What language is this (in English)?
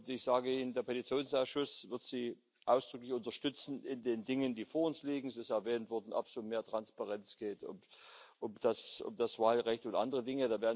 German